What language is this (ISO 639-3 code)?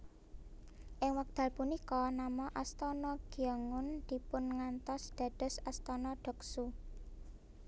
jav